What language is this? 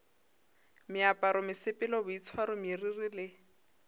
Northern Sotho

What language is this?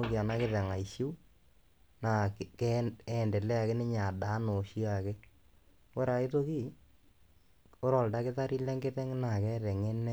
Masai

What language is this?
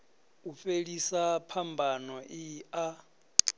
Venda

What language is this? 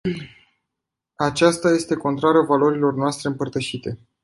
Romanian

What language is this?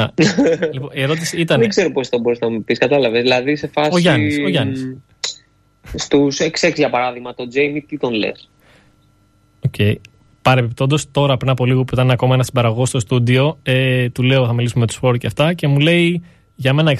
Greek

